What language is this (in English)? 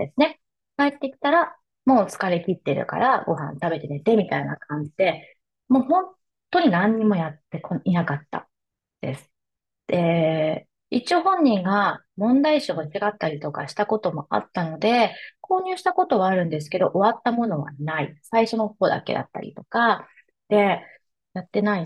Japanese